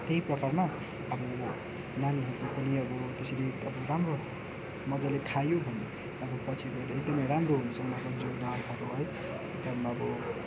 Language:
Nepali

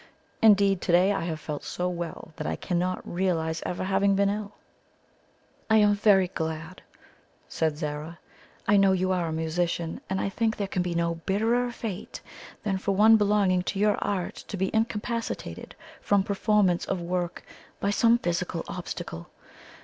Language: English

